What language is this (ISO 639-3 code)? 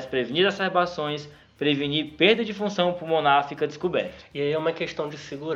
por